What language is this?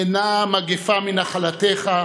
Hebrew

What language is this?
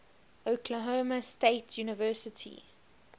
English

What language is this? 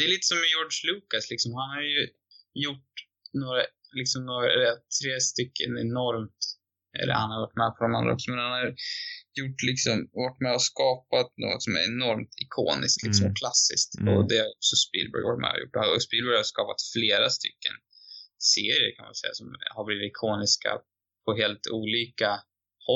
Swedish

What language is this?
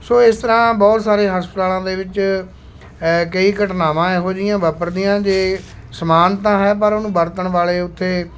Punjabi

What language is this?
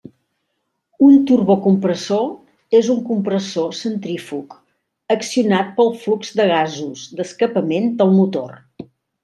Catalan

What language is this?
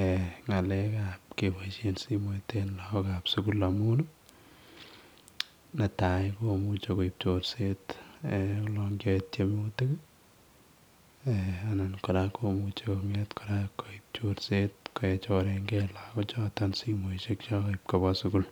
Kalenjin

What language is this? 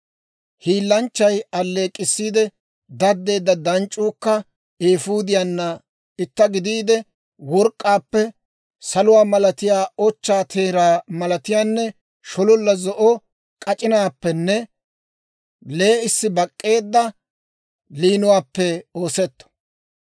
Dawro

